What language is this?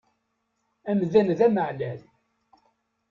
Kabyle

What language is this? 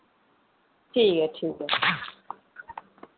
Dogri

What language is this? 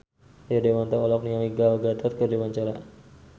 Sundanese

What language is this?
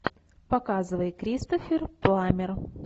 Russian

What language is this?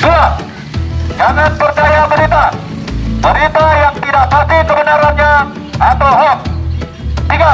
Indonesian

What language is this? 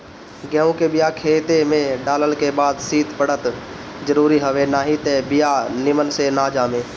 Bhojpuri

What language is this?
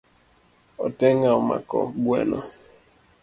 Luo (Kenya and Tanzania)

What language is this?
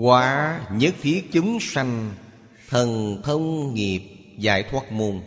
Vietnamese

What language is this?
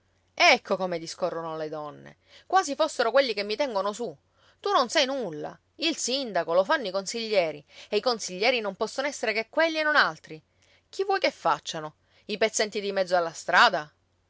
Italian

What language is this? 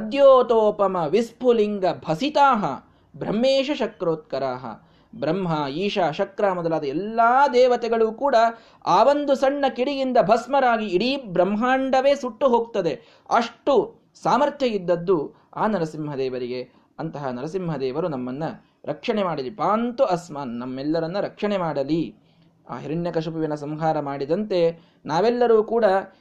Kannada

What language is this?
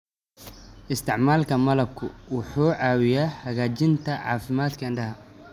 Somali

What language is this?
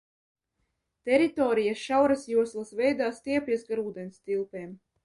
Latvian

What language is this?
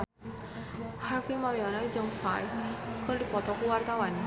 Sundanese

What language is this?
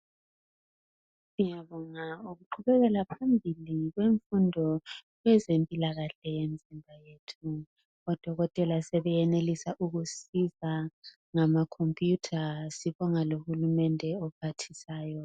North Ndebele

